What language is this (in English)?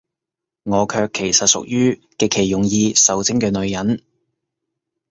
Cantonese